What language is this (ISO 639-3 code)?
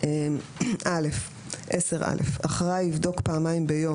heb